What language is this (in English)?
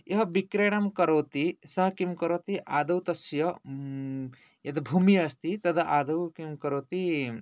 Sanskrit